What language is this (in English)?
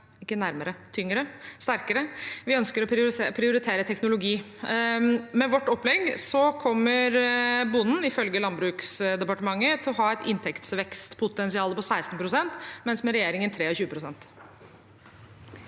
Norwegian